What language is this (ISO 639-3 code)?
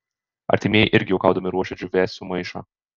lit